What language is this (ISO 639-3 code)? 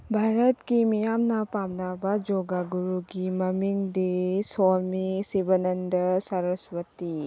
mni